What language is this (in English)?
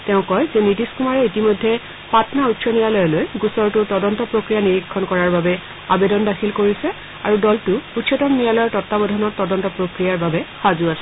Assamese